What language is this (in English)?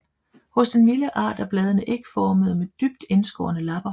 Danish